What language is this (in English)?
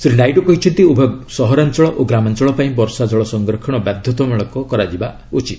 Odia